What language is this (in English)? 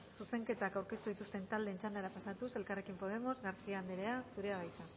Basque